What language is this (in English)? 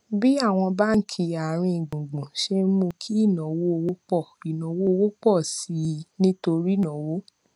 Yoruba